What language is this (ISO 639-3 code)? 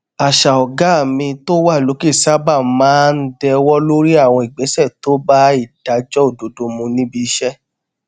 yor